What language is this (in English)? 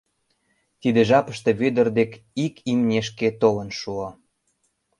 Mari